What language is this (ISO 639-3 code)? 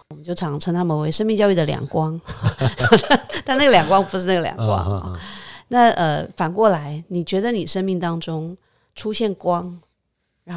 zho